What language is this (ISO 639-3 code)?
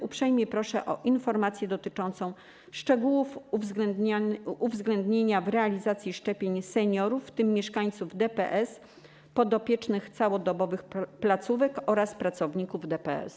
pol